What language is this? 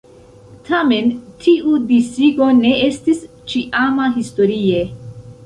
Esperanto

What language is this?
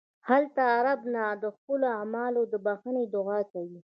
Pashto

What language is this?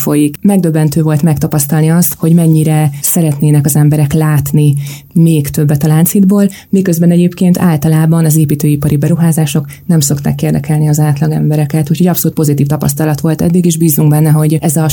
Hungarian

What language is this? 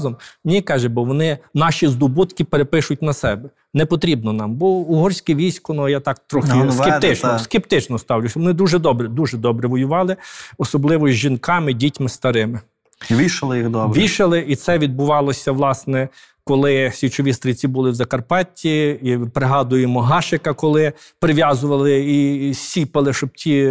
Ukrainian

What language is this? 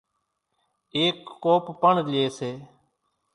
Kachi Koli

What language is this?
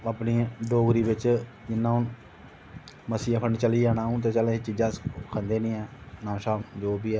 Dogri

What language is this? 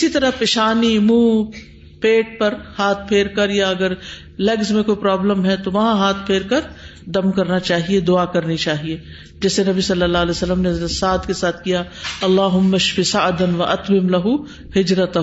Urdu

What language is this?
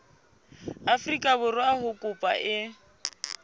Southern Sotho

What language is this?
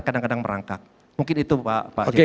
Indonesian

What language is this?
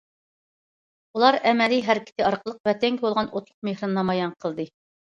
Uyghur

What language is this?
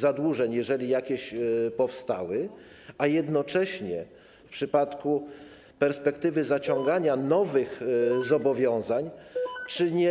Polish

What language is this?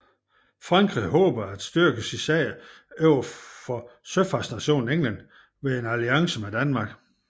Danish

